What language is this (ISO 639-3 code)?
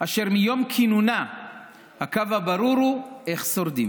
heb